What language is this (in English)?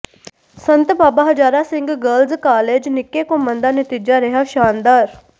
Punjabi